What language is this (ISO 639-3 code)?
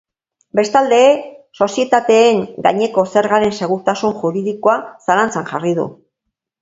eus